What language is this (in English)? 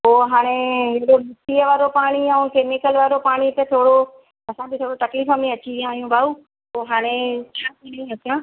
Sindhi